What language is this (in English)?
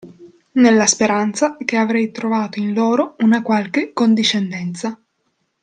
Italian